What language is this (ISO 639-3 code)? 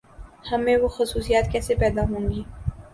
urd